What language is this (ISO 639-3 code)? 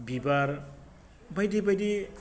brx